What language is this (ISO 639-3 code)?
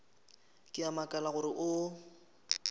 nso